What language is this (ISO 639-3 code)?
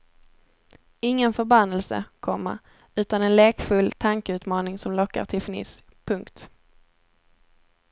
swe